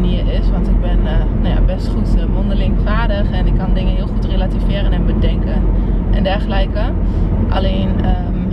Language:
Dutch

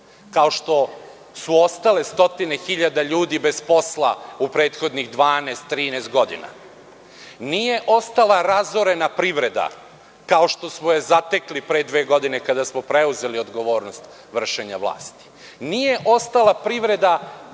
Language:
Serbian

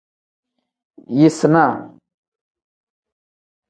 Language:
Tem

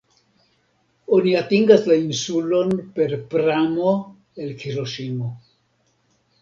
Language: Esperanto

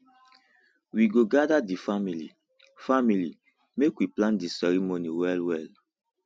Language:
Nigerian Pidgin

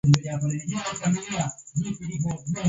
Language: Swahili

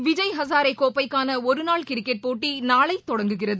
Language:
Tamil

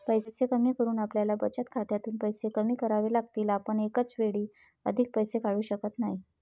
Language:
Marathi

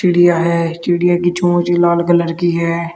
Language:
Hindi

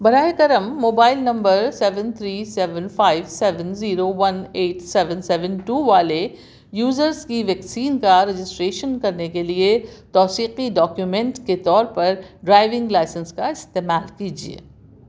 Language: Urdu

